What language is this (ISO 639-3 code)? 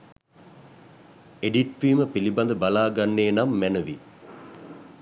sin